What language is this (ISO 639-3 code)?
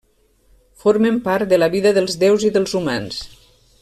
cat